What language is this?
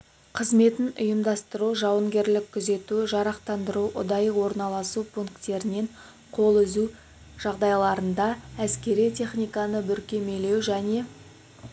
Kazakh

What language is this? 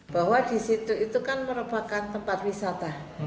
Indonesian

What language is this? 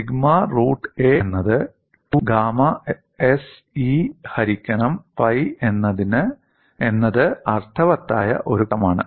Malayalam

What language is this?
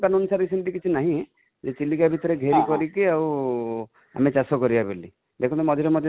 Odia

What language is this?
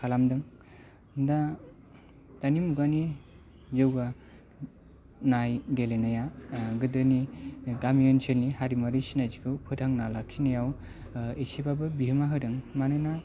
Bodo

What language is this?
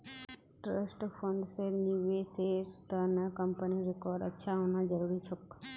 Magahi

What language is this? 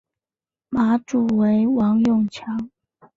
Chinese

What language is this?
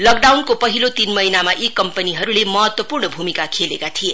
Nepali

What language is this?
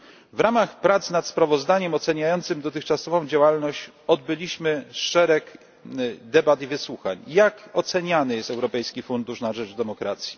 Polish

